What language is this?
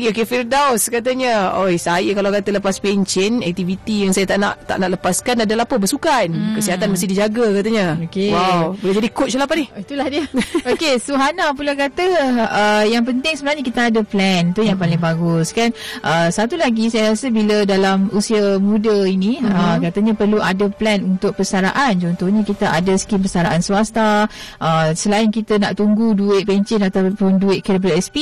Malay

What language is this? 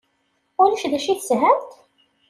Kabyle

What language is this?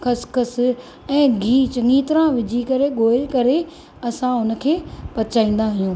Sindhi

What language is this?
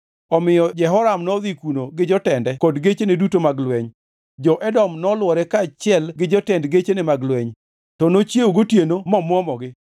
Luo (Kenya and Tanzania)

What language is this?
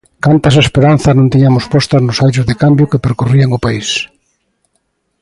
Galician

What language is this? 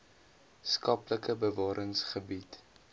Afrikaans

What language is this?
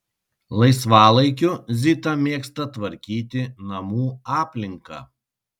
Lithuanian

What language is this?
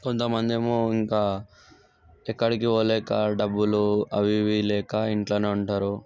Telugu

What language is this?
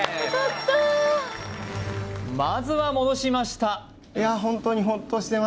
Japanese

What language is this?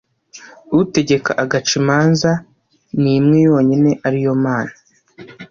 Kinyarwanda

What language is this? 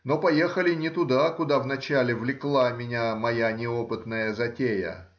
Russian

